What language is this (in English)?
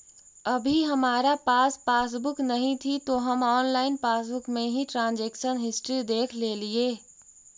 Magahi